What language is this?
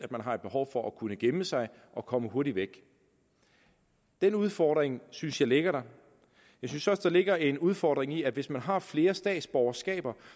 Danish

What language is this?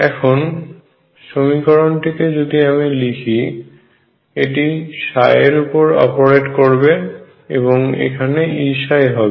Bangla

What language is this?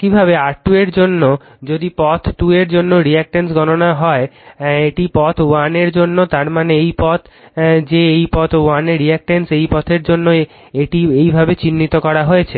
Bangla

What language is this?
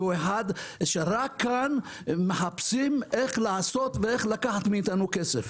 Hebrew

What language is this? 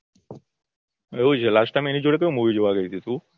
Gujarati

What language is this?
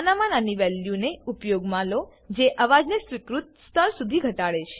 Gujarati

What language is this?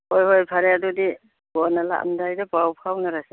Manipuri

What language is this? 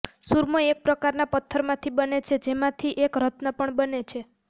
Gujarati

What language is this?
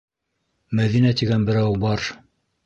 Bashkir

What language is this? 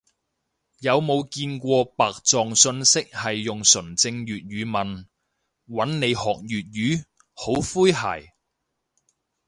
Cantonese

